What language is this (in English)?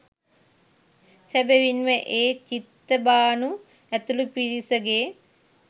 Sinhala